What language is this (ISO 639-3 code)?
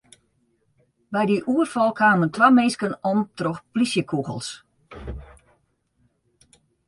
fry